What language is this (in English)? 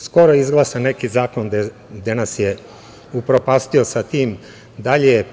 Serbian